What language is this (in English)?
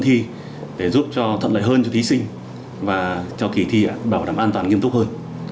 Vietnamese